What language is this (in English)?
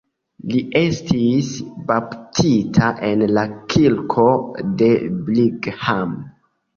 Esperanto